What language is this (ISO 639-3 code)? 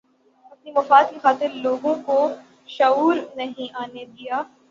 urd